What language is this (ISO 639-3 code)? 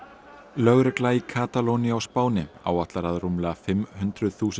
isl